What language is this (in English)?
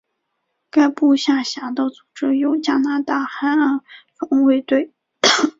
Chinese